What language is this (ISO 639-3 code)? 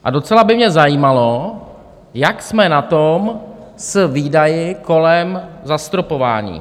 ces